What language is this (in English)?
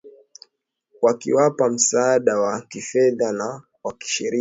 Swahili